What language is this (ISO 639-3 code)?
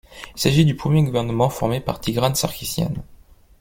fra